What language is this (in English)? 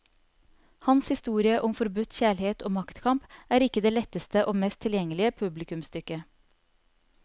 Norwegian